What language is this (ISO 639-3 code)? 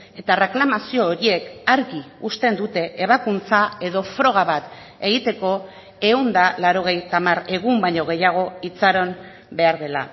eus